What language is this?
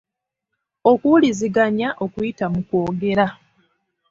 Ganda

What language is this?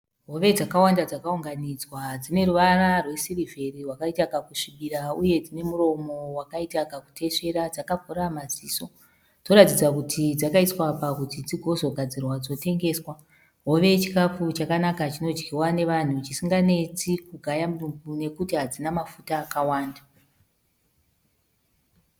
Shona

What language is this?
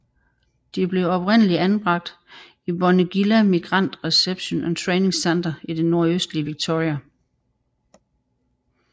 Danish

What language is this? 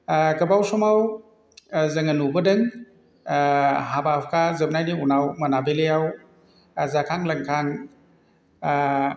Bodo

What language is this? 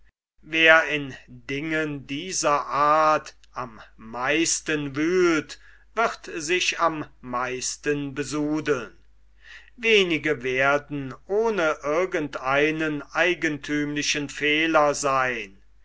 German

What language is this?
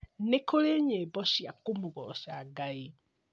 Kikuyu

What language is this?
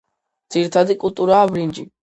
Georgian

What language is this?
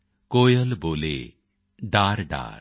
Punjabi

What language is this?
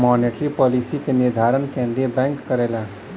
Bhojpuri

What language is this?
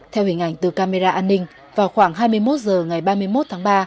Vietnamese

